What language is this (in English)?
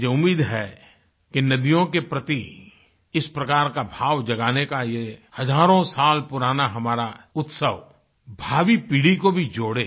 Hindi